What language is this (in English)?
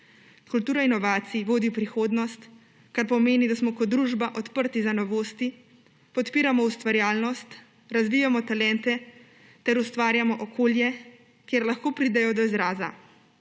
Slovenian